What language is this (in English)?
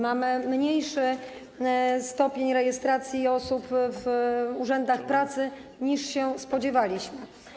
Polish